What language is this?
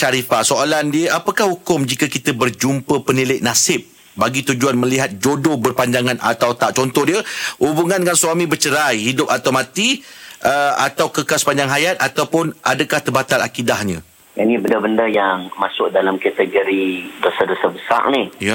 Malay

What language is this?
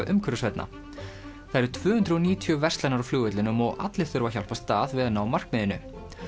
Icelandic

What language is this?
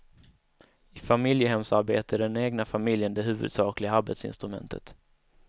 Swedish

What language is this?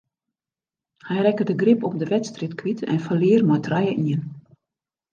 Western Frisian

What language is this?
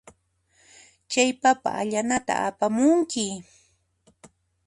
Puno Quechua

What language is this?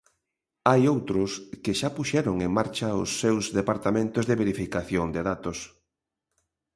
Galician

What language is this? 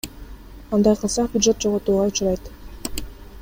Kyrgyz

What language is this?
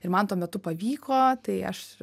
Lithuanian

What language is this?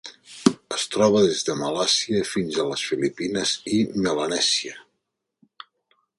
Catalan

